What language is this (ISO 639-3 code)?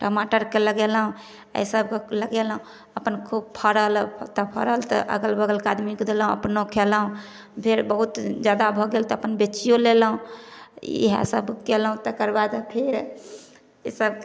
mai